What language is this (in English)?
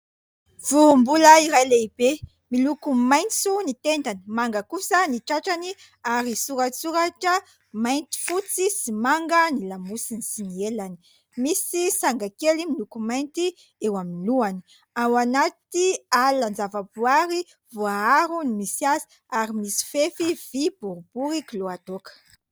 Malagasy